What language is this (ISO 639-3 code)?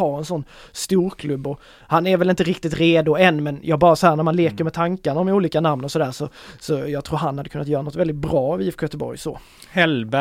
swe